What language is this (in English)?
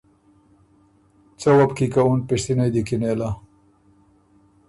Ormuri